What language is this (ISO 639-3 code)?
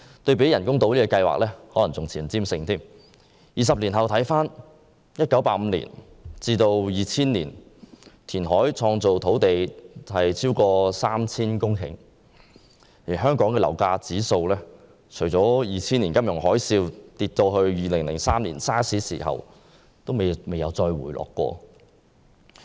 yue